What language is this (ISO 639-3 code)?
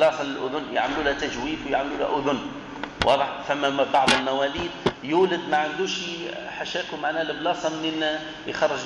ara